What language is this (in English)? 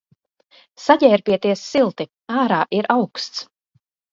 Latvian